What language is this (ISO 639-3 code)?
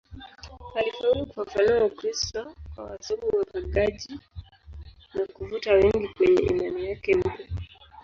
swa